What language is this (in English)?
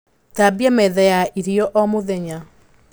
Kikuyu